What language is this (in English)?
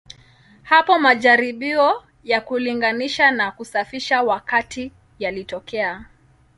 Swahili